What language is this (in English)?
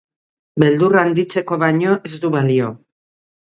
Basque